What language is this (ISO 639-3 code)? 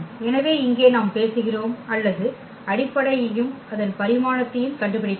tam